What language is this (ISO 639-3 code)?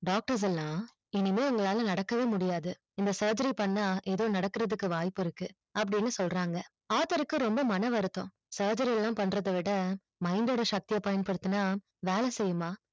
tam